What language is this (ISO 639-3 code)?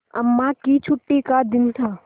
hin